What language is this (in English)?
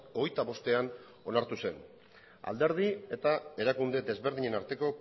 Basque